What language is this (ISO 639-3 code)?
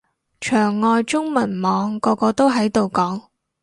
yue